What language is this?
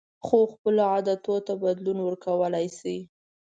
Pashto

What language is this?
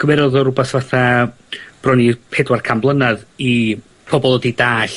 Welsh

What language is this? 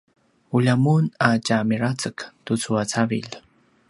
Paiwan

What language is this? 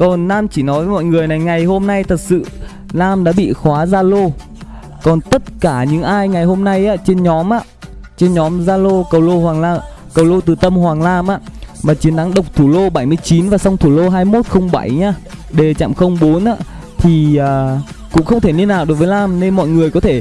Vietnamese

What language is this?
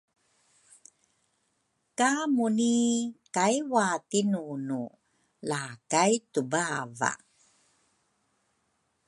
Rukai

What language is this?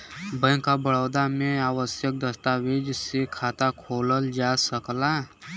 Bhojpuri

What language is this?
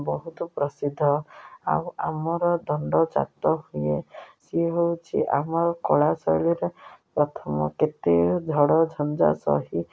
Odia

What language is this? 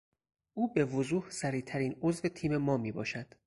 Persian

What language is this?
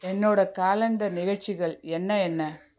Tamil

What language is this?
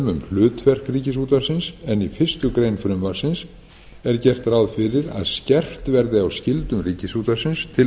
Icelandic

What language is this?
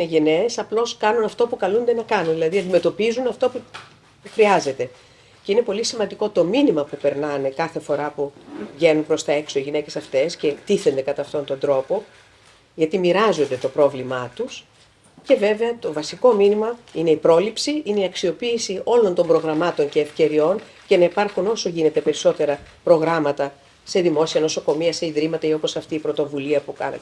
Greek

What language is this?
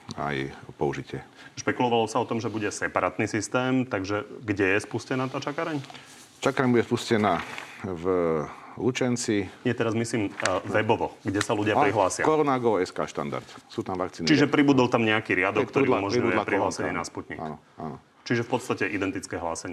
Slovak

